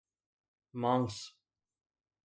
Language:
Sindhi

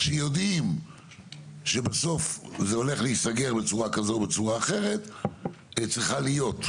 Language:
Hebrew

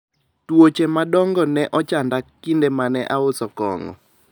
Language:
Luo (Kenya and Tanzania)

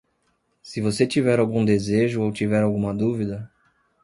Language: Portuguese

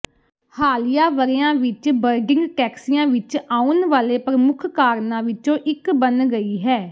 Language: Punjabi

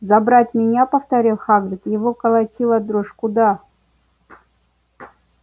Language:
Russian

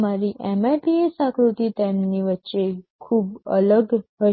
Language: Gujarati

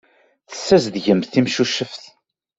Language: Kabyle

